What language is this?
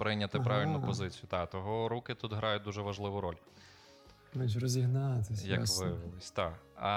Ukrainian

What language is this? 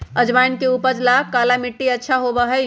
Magahi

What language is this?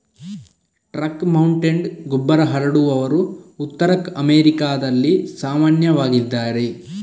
Kannada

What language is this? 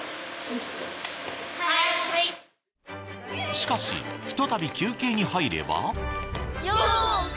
Japanese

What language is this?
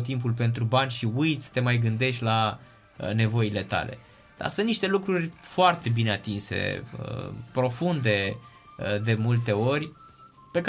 Romanian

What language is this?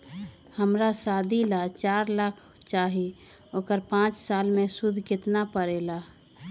Magahi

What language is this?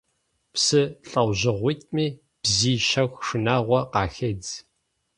Kabardian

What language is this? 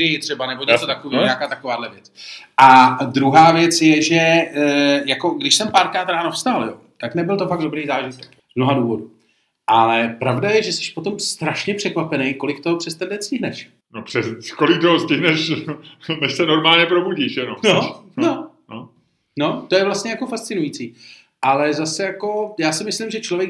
Czech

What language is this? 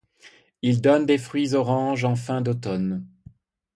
French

